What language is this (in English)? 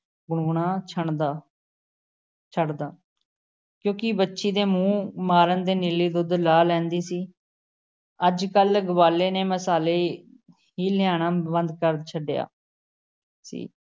Punjabi